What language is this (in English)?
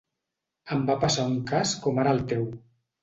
Catalan